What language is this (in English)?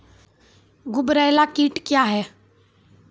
Maithili